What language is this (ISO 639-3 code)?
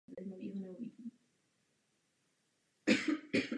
ces